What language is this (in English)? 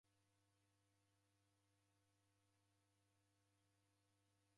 Taita